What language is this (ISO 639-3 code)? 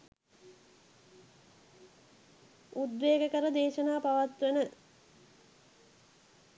sin